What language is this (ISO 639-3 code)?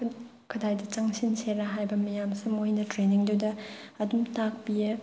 mni